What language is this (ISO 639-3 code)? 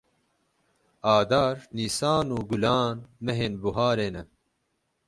kur